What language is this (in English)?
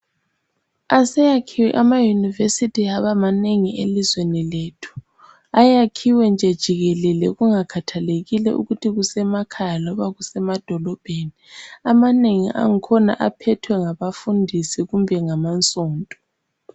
North Ndebele